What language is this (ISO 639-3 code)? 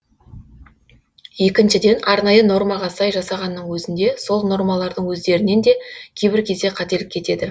kaz